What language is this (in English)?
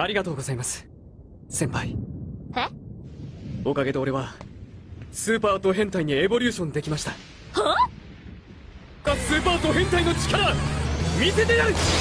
Japanese